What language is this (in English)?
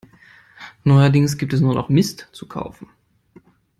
German